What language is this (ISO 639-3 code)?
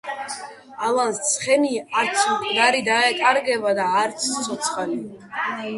kat